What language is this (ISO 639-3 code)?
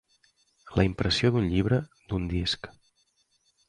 cat